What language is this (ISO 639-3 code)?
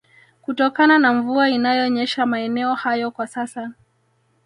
swa